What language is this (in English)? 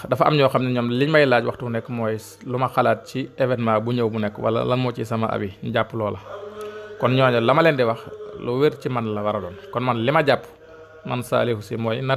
Indonesian